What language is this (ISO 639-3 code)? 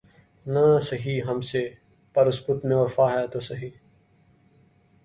urd